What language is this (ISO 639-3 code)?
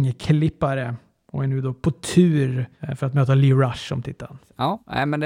swe